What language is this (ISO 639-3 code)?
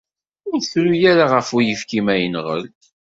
kab